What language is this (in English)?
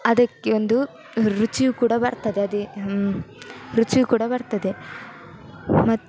Kannada